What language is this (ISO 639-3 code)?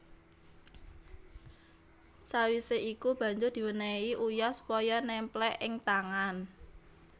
jav